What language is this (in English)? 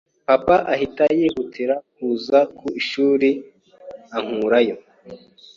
Kinyarwanda